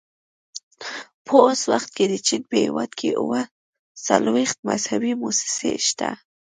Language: Pashto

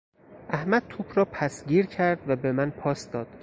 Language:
Persian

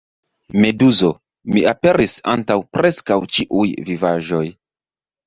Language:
Esperanto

